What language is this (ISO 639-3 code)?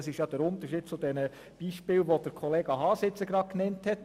gsw